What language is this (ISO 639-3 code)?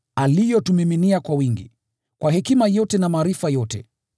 swa